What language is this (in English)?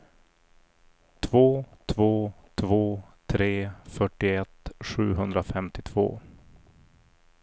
Swedish